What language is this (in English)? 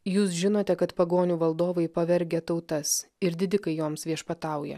Lithuanian